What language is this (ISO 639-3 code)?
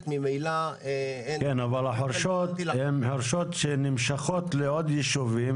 heb